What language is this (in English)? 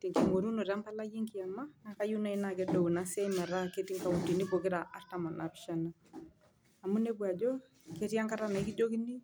Masai